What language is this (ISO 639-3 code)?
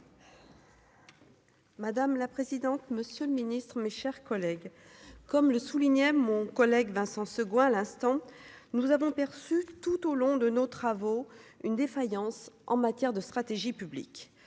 fra